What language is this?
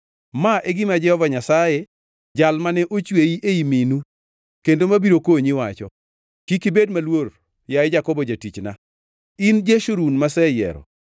Luo (Kenya and Tanzania)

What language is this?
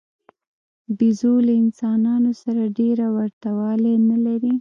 Pashto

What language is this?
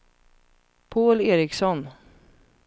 Swedish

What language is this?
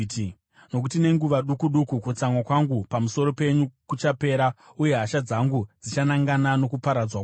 Shona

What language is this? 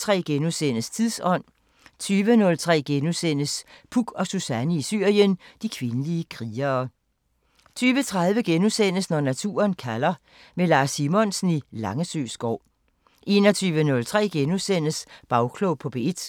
Danish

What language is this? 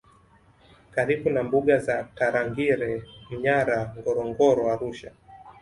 Swahili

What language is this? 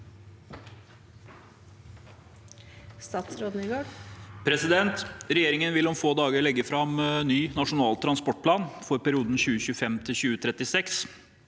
Norwegian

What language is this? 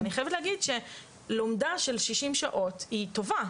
Hebrew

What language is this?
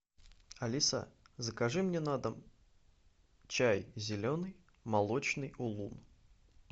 Russian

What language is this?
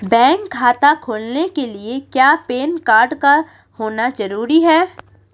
Hindi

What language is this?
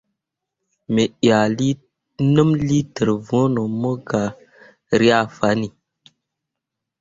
Mundang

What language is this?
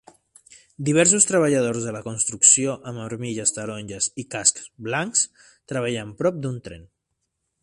Catalan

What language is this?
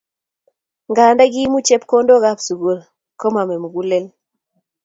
Kalenjin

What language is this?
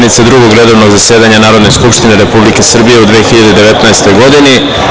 Serbian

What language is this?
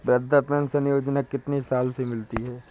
Hindi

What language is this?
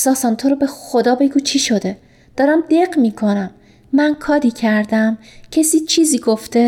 Persian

